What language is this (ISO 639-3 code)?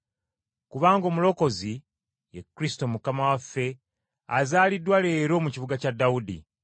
lug